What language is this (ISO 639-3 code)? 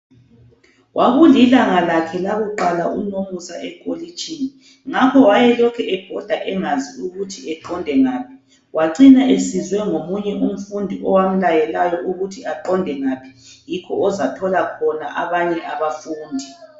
nde